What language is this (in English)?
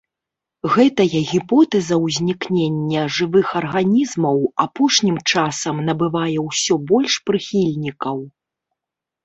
Belarusian